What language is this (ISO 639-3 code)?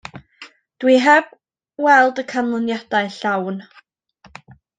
cym